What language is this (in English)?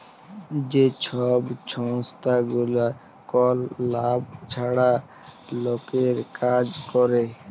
Bangla